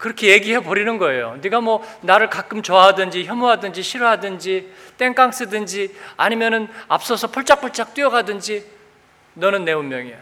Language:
Korean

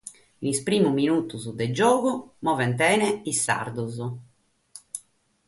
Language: Sardinian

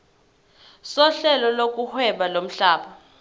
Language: Zulu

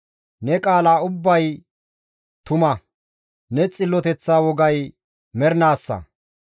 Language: Gamo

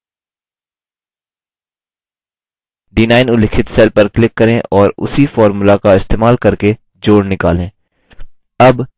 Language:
Hindi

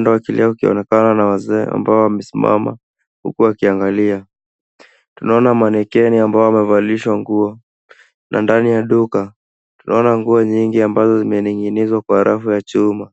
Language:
Swahili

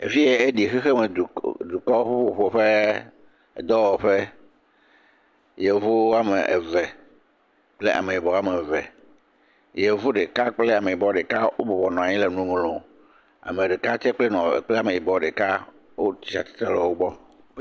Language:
Ewe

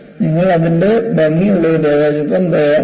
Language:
Malayalam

